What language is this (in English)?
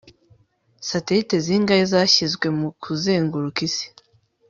Kinyarwanda